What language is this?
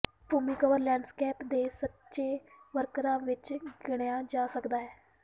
Punjabi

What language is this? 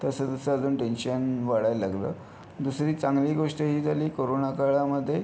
Marathi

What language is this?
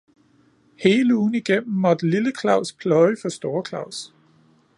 Danish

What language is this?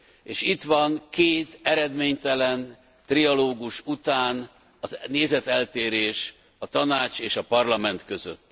Hungarian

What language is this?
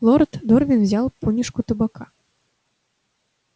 Russian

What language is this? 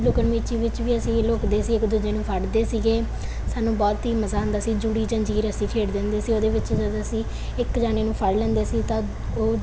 Punjabi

